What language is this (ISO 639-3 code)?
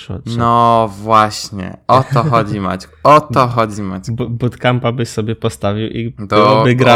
pol